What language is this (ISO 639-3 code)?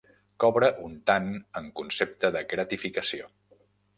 cat